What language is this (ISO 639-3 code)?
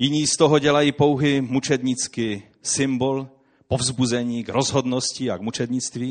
ces